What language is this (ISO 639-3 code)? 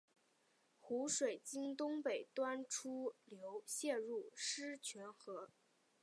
zho